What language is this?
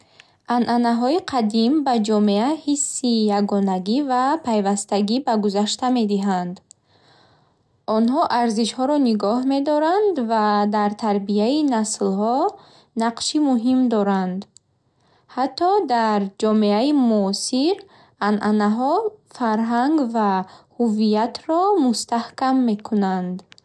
Bukharic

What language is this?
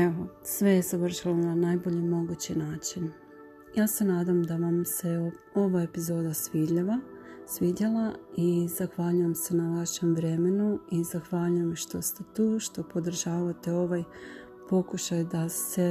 Croatian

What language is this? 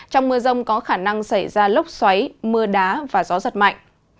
Vietnamese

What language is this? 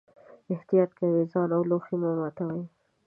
Pashto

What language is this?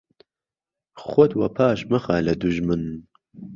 Central Kurdish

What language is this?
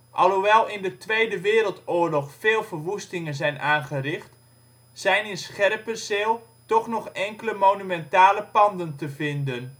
Dutch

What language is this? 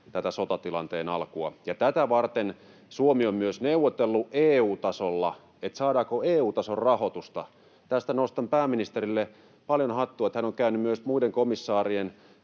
Finnish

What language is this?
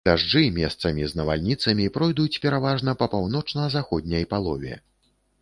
Belarusian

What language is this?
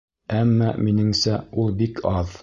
Bashkir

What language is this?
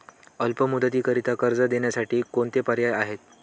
Marathi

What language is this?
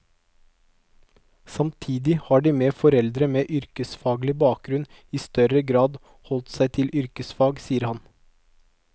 Norwegian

